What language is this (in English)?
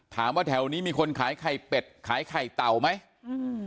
Thai